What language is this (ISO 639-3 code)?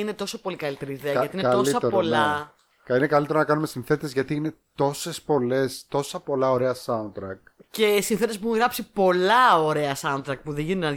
ell